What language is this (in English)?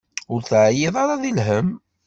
Kabyle